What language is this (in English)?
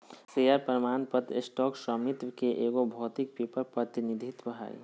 Magahi